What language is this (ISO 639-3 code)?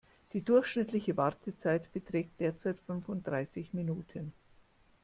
deu